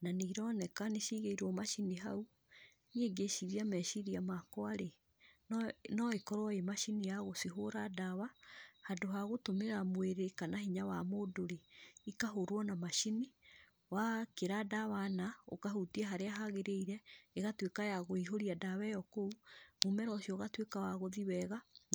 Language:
Kikuyu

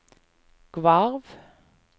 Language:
Norwegian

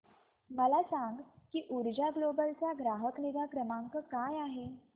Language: Marathi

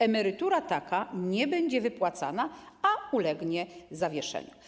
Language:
Polish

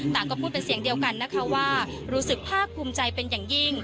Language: Thai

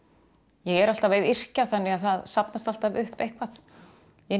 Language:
Icelandic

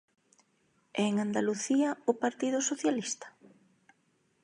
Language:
Galician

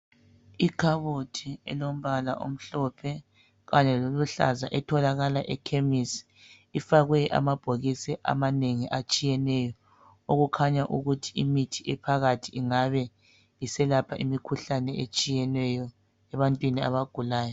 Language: North Ndebele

